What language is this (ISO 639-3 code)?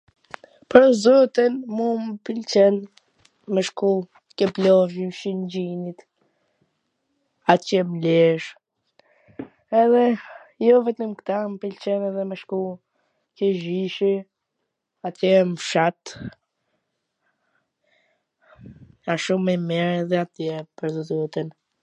aln